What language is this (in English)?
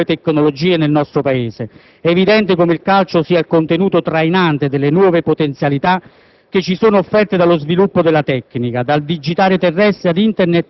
Italian